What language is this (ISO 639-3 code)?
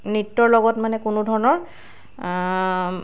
asm